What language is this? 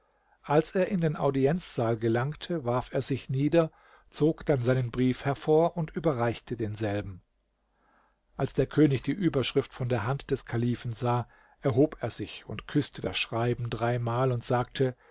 German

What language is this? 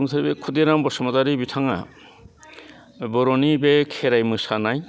Bodo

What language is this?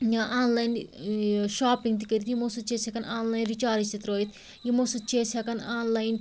Kashmiri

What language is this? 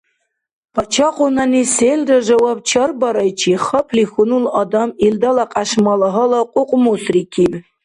Dargwa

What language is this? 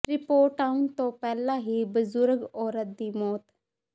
Punjabi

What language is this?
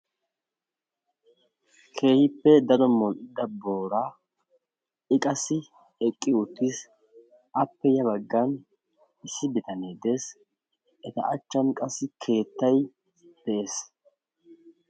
Wolaytta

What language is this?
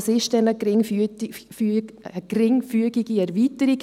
Swiss German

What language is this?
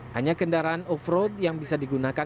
Indonesian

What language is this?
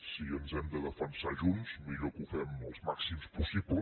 Catalan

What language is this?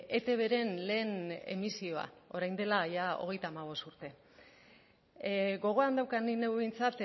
Basque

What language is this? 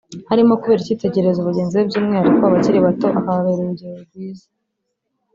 Kinyarwanda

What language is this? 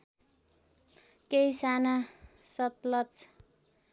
Nepali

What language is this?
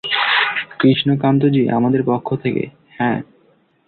Bangla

